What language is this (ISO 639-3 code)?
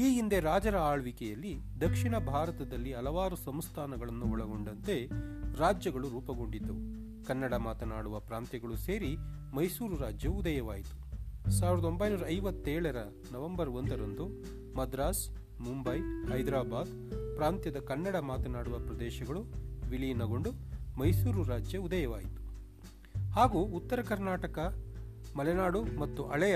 kan